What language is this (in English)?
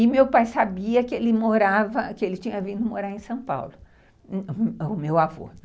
Portuguese